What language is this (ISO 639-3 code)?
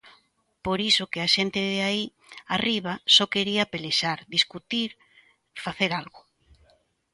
glg